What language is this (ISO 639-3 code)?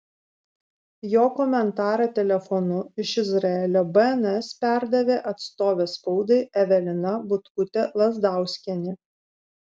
lit